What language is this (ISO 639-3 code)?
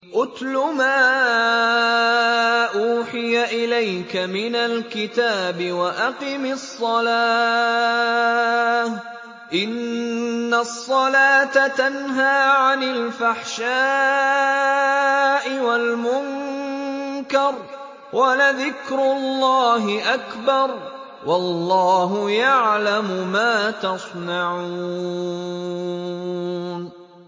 ara